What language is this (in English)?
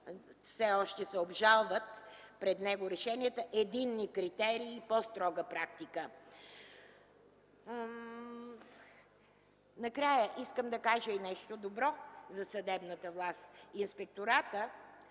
Bulgarian